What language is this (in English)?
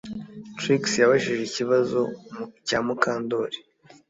Kinyarwanda